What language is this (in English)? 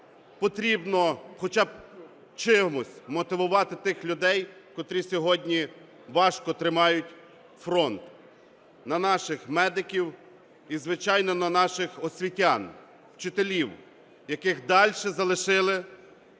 Ukrainian